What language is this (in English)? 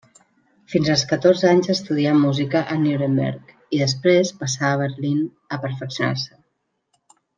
Catalan